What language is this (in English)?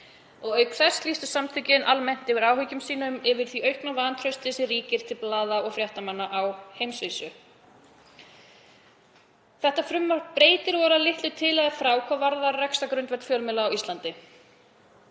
Icelandic